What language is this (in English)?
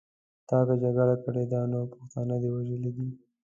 Pashto